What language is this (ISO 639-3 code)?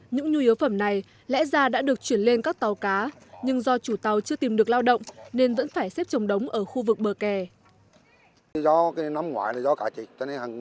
vie